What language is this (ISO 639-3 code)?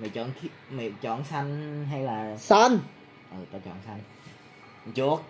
vie